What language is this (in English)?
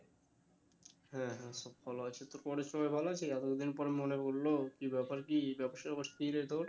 Bangla